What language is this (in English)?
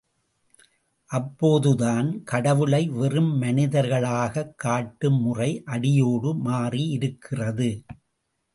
Tamil